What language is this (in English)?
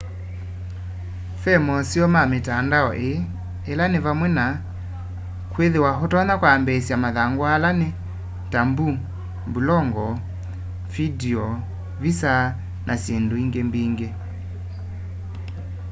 Kamba